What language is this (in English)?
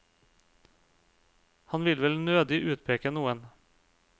Norwegian